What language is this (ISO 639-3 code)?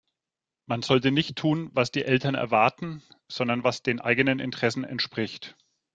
deu